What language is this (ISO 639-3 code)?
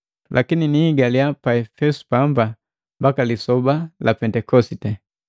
mgv